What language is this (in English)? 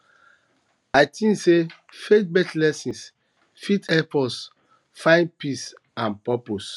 Nigerian Pidgin